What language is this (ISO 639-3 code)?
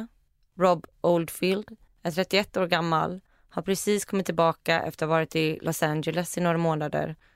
swe